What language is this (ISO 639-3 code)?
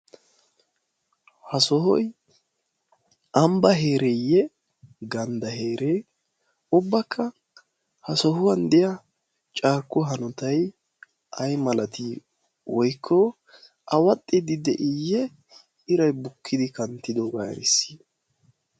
wal